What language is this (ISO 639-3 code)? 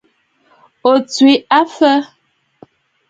bfd